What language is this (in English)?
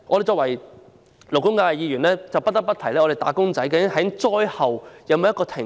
Cantonese